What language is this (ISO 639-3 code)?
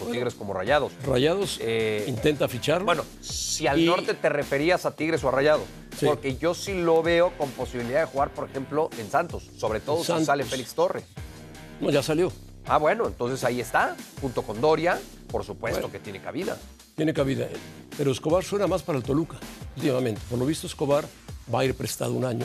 spa